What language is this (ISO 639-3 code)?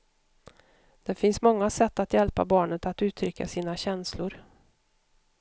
swe